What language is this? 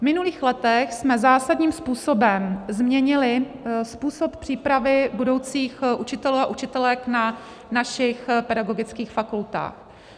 Czech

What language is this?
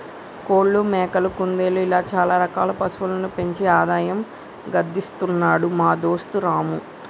Telugu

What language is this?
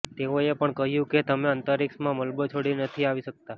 Gujarati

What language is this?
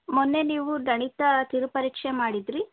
Kannada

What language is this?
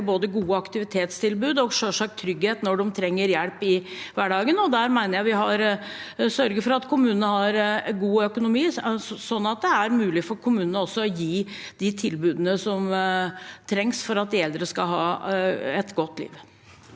Norwegian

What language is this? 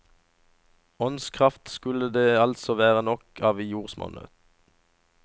Norwegian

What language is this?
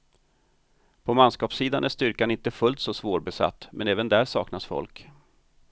Swedish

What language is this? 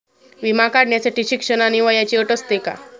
Marathi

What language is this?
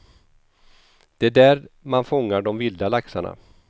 Swedish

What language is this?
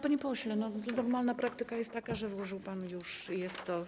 Polish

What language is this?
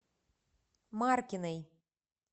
Russian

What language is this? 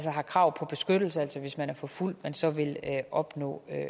Danish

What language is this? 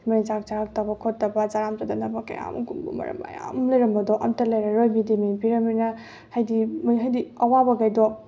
Manipuri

